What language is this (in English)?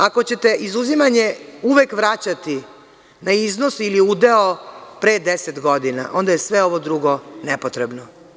Serbian